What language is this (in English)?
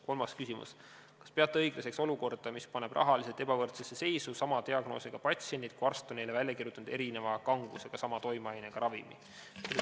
Estonian